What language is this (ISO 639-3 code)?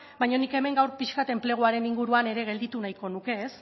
eus